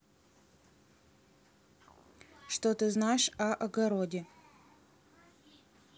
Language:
Russian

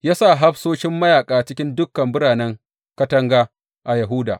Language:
Hausa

